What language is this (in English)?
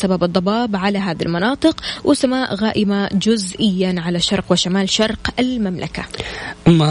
Arabic